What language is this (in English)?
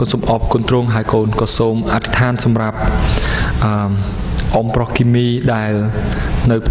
Thai